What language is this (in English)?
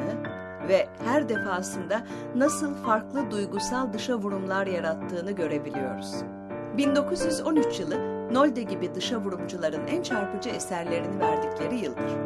Turkish